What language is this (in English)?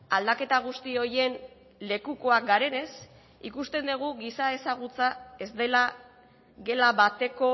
Basque